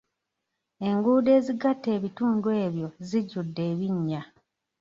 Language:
Ganda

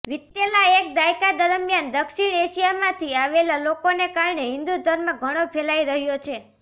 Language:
Gujarati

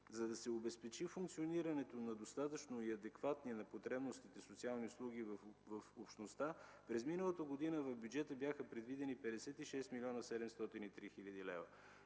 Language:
Bulgarian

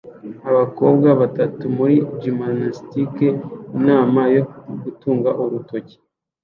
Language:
Kinyarwanda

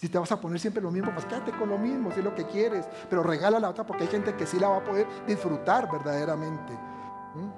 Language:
Spanish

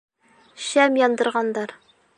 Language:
Bashkir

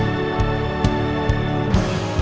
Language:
Indonesian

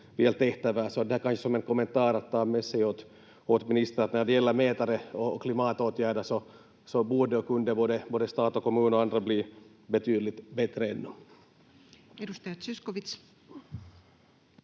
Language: Finnish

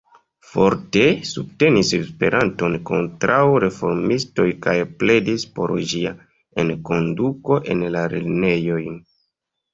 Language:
Esperanto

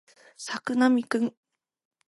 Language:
Japanese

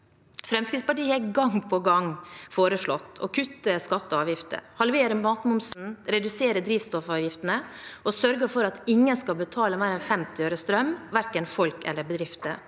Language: Norwegian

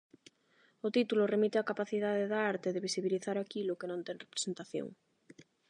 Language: Galician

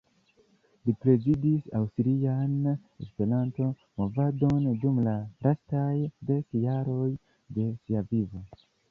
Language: Esperanto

